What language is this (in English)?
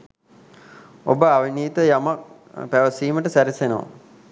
Sinhala